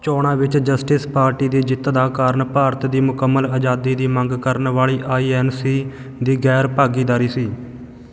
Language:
Punjabi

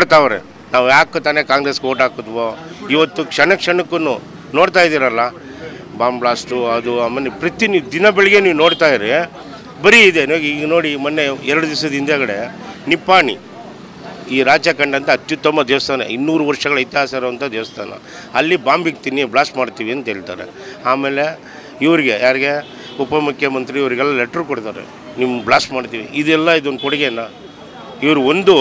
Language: Kannada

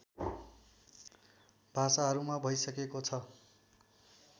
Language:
Nepali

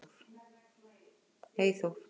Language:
Icelandic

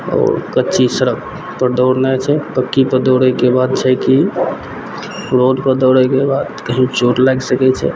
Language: Maithili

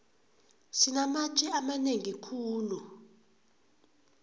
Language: South Ndebele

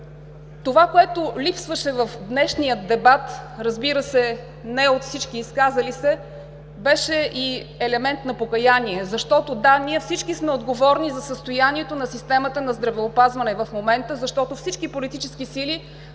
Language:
Bulgarian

